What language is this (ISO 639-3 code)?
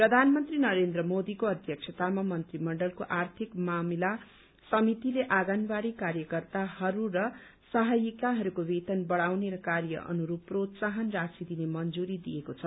nep